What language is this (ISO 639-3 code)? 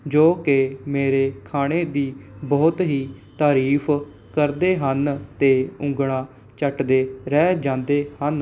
pan